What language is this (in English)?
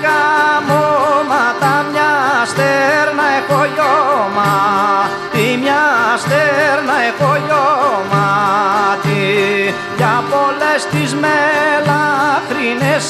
Greek